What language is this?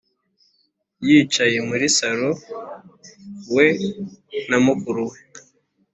Kinyarwanda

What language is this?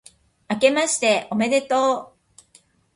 Japanese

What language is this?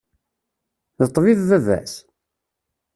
Kabyle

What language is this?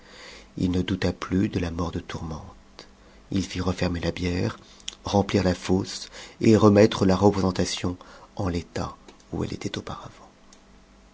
French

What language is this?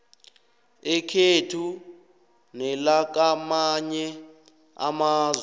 South Ndebele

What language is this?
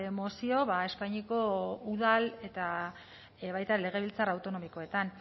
Basque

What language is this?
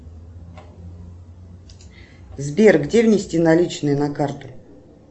Russian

